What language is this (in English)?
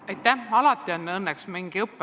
Estonian